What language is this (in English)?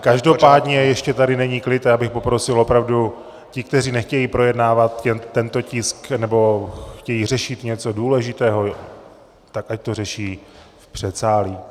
Czech